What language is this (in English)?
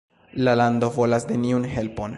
Esperanto